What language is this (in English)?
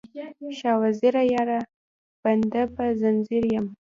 Pashto